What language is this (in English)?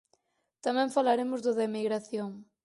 Galician